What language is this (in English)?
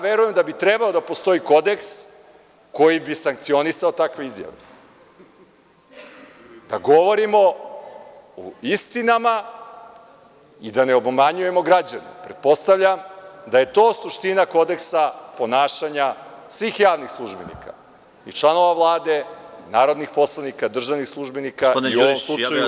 Serbian